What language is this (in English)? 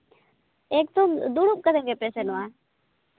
Santali